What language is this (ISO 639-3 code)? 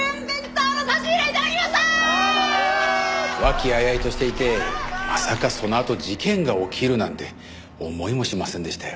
jpn